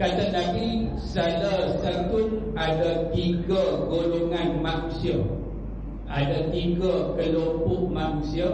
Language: Malay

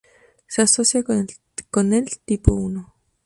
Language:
Spanish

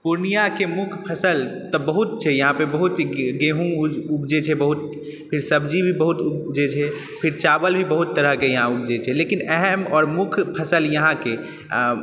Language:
Maithili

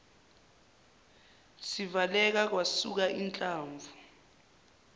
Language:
Zulu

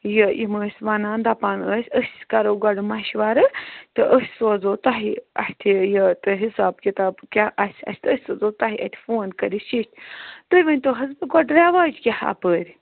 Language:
Kashmiri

